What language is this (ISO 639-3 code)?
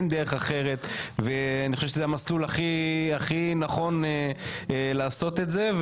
heb